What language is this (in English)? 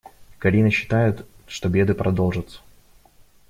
Russian